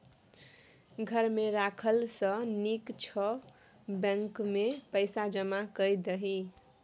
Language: Maithili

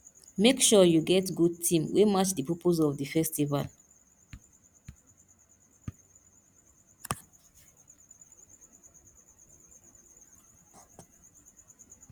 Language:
Nigerian Pidgin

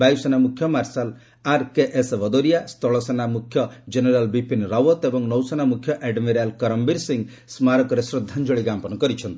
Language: Odia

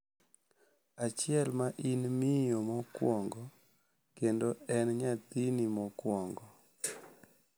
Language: Luo (Kenya and Tanzania)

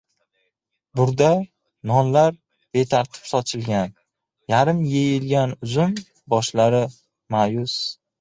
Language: Uzbek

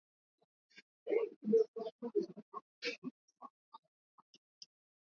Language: Swahili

